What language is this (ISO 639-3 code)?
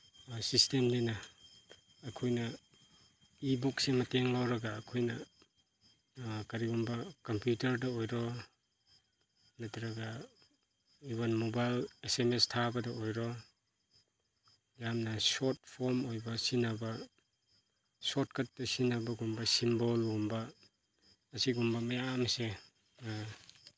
mni